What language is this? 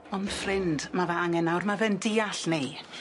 Welsh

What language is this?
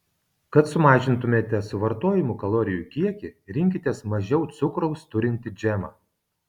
Lithuanian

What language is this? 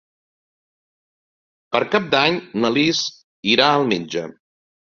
Catalan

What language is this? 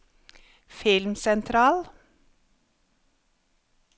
Norwegian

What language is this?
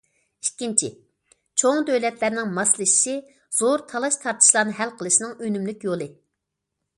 Uyghur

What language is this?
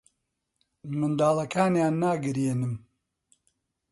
Central Kurdish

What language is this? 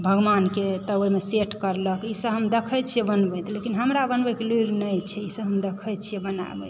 Maithili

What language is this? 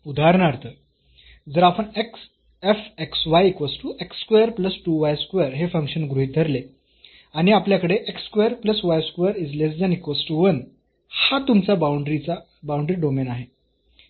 Marathi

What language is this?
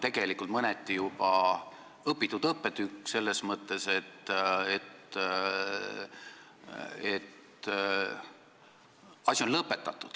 Estonian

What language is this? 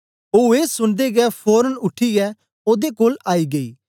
Dogri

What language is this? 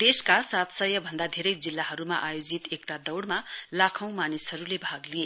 Nepali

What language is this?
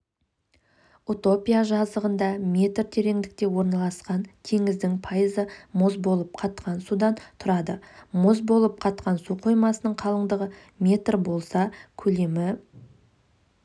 Kazakh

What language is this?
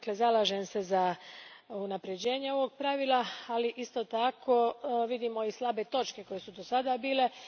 Croatian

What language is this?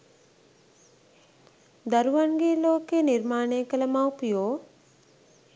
Sinhala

